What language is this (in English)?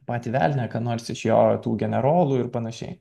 Lithuanian